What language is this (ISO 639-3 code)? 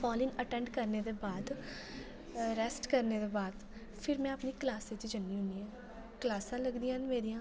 doi